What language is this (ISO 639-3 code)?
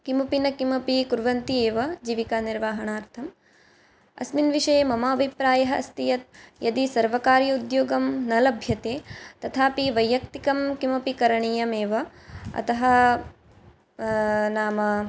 san